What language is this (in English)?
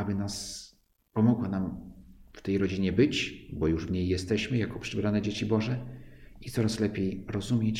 Polish